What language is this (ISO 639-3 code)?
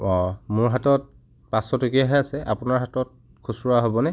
asm